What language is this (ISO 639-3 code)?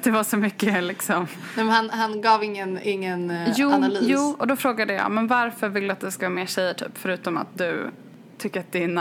swe